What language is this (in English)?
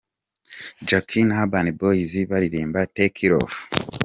Kinyarwanda